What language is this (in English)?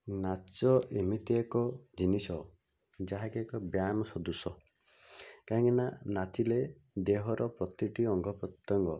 Odia